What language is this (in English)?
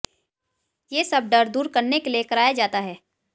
Hindi